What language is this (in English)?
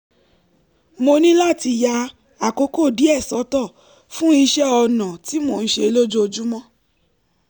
Yoruba